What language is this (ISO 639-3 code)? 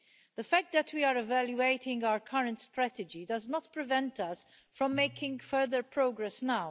eng